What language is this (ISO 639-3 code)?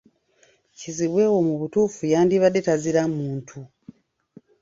lug